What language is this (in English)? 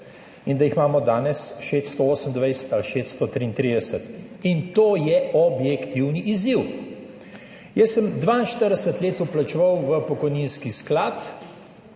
Slovenian